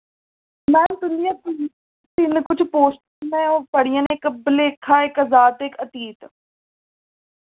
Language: Dogri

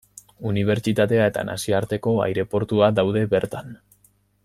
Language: Basque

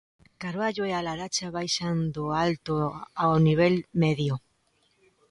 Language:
Galician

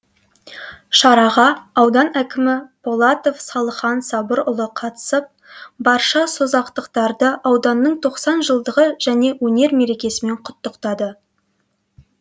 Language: Kazakh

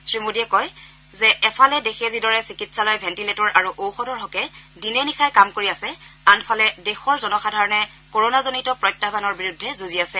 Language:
Assamese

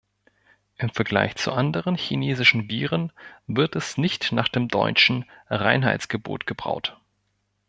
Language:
German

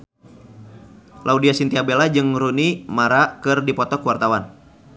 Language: Sundanese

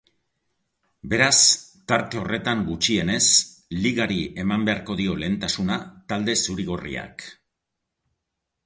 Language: Basque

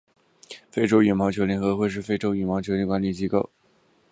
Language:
Chinese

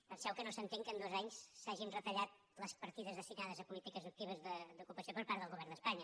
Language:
Catalan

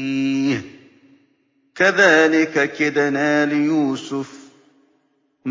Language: Arabic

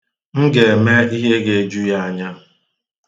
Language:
Igbo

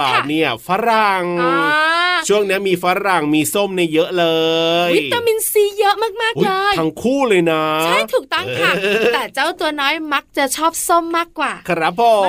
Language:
Thai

